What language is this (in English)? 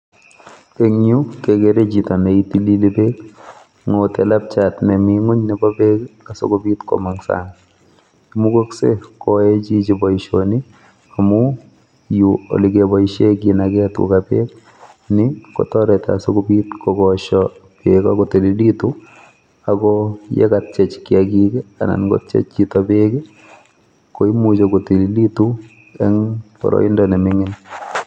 Kalenjin